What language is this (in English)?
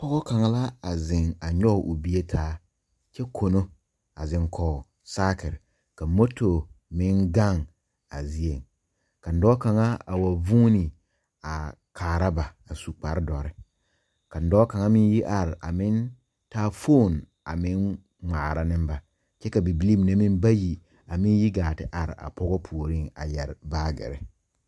Southern Dagaare